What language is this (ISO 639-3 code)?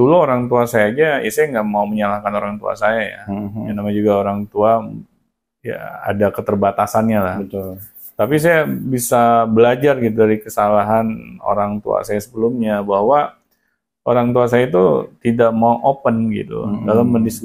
ind